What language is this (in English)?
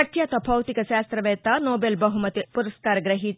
Telugu